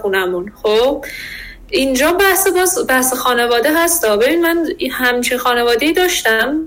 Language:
Persian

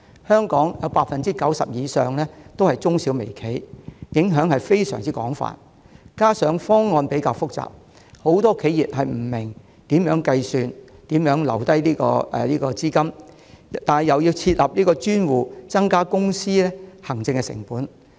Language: Cantonese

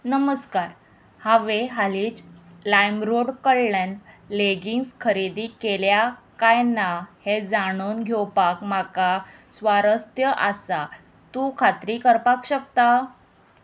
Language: Konkani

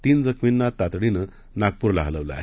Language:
Marathi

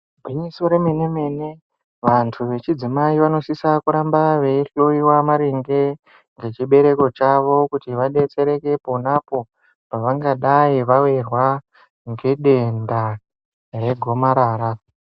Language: Ndau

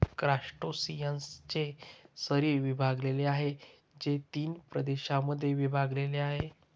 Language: Marathi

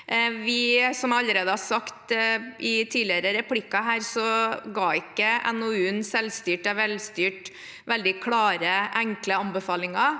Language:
Norwegian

